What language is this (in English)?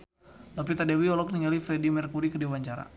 Sundanese